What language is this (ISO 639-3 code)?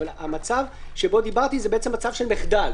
heb